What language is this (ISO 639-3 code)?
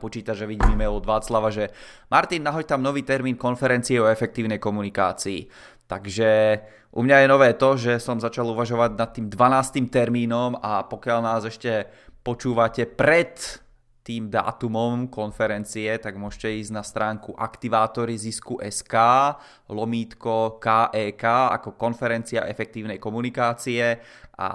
ces